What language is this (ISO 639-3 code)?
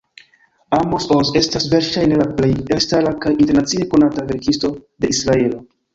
epo